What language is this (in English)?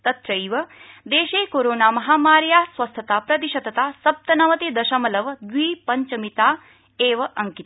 Sanskrit